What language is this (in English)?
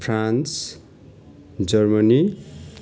Nepali